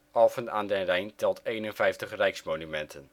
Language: Dutch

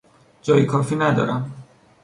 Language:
Persian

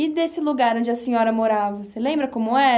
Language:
Portuguese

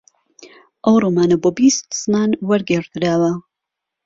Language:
Central Kurdish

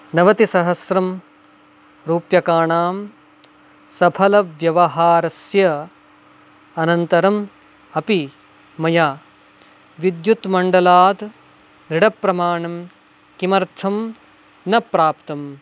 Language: Sanskrit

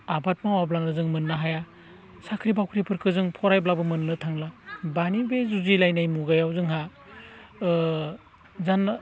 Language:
Bodo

